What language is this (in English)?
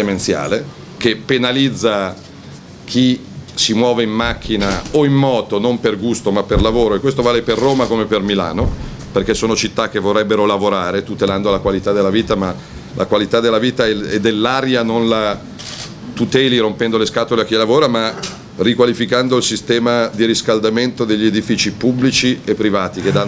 Italian